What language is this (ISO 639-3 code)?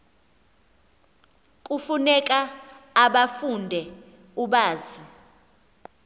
xho